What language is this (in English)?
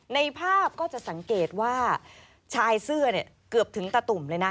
Thai